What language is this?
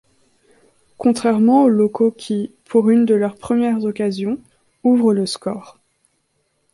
French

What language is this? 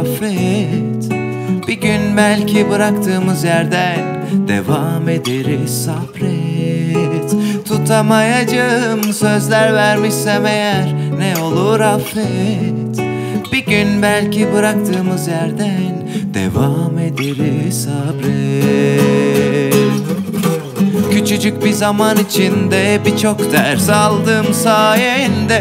Turkish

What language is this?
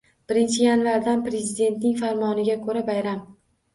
Uzbek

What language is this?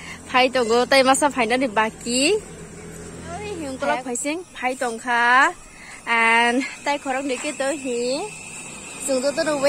Thai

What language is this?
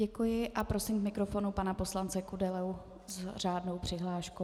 Czech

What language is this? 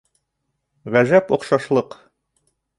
Bashkir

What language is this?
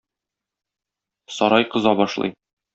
Tatar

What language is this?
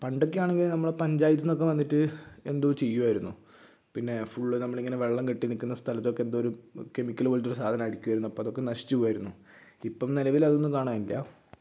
Malayalam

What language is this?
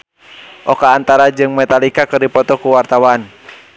Sundanese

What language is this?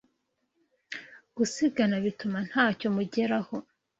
Kinyarwanda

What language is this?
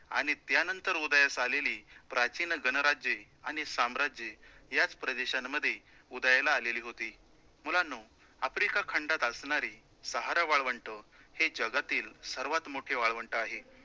Marathi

